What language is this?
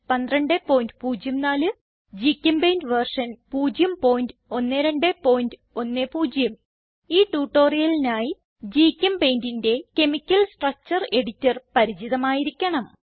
Malayalam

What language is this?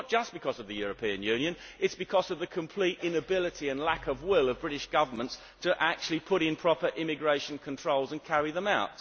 English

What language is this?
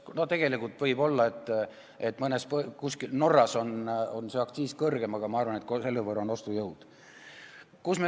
Estonian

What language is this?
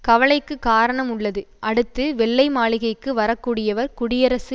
Tamil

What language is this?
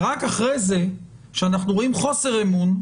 Hebrew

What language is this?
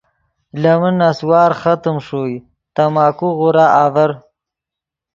Yidgha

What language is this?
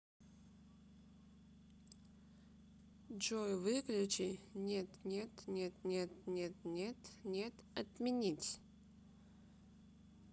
Russian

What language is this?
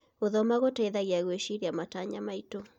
Kikuyu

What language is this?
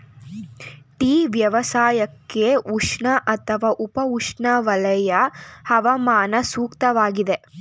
Kannada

